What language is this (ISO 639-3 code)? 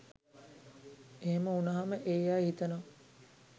sin